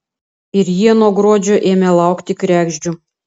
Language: Lithuanian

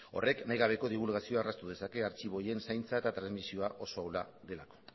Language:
Basque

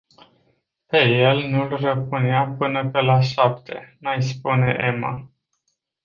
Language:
Romanian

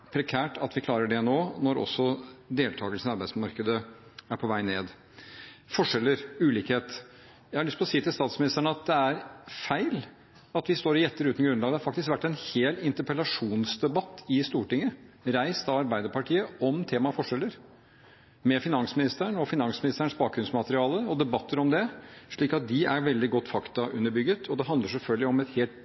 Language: Norwegian Bokmål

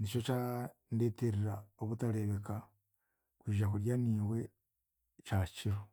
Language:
Chiga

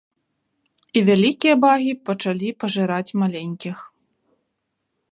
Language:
Belarusian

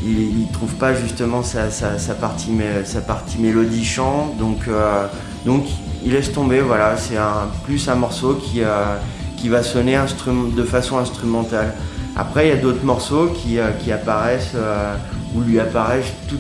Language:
French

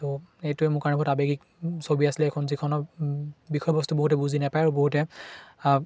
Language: Assamese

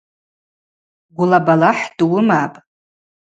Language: Abaza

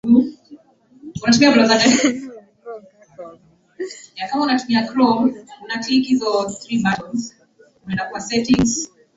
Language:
Swahili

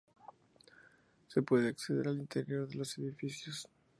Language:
Spanish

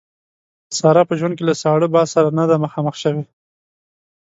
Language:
Pashto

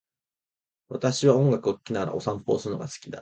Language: Japanese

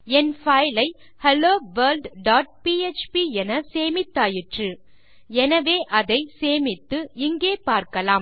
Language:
Tamil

